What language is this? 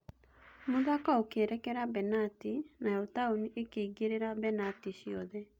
Kikuyu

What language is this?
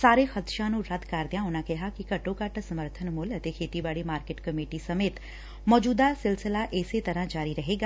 Punjabi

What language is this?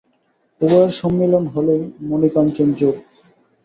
Bangla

